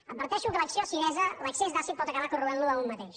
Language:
Catalan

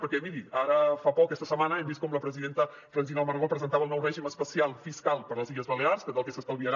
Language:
Catalan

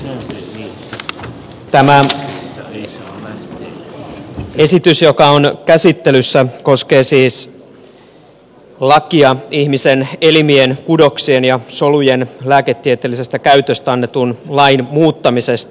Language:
Finnish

